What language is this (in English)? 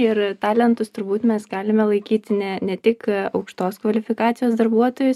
Lithuanian